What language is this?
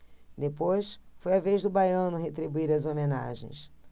Portuguese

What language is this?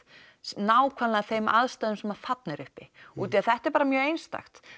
Icelandic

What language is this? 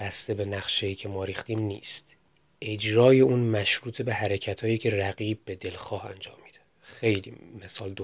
Persian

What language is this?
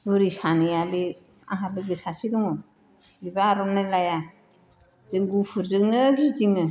Bodo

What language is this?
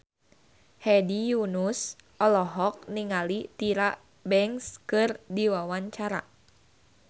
Sundanese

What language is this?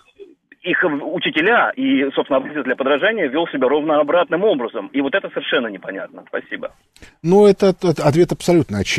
Russian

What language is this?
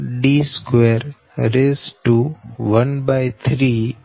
Gujarati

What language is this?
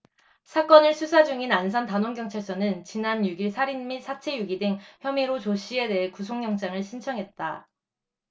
Korean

